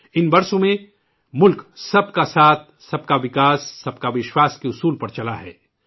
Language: Urdu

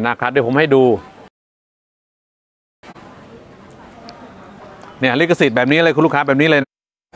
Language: Thai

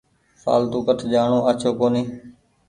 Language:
Goaria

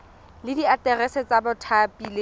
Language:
Tswana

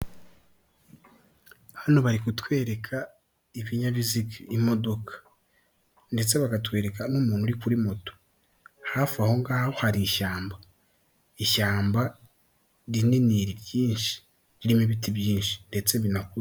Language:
Kinyarwanda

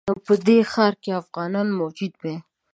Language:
Pashto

